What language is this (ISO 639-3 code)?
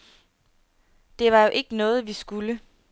dan